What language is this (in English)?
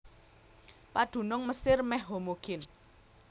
Javanese